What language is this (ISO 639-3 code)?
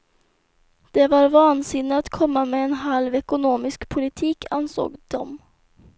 swe